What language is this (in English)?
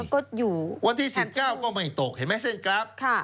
Thai